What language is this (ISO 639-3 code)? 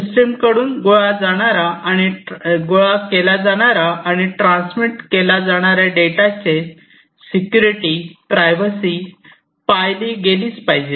mar